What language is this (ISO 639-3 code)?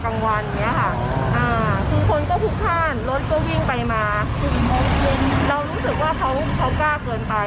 tha